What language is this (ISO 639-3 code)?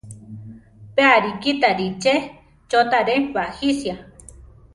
tar